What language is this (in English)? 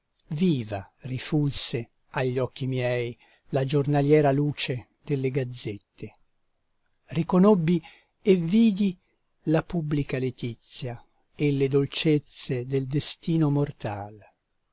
Italian